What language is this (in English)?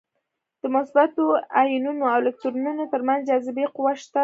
Pashto